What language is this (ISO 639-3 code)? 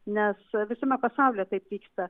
lit